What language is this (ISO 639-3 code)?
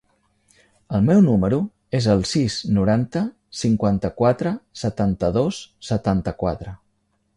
cat